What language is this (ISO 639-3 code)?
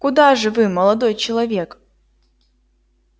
rus